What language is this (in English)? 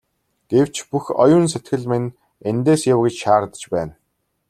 Mongolian